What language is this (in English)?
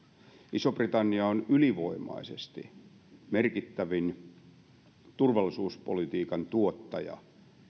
Finnish